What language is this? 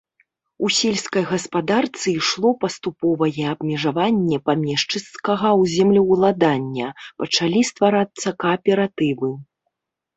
Belarusian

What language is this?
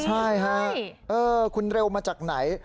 Thai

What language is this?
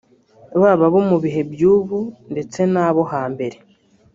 Kinyarwanda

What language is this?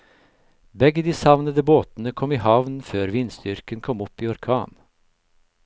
Norwegian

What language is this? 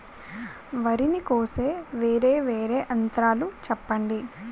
Telugu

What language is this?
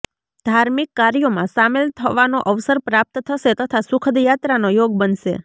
Gujarati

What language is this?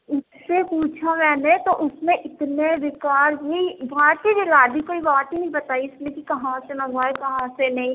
Urdu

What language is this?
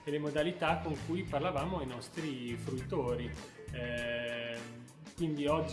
Italian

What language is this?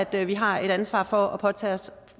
Danish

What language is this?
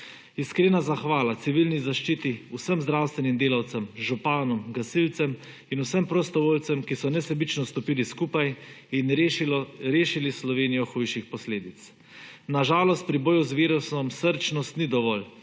Slovenian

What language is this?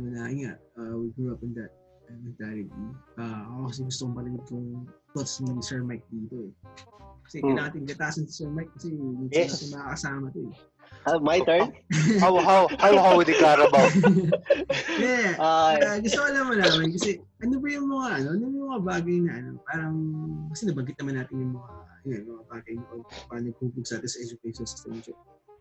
Filipino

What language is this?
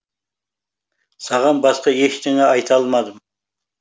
Kazakh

